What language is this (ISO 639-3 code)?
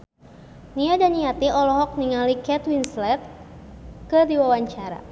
sun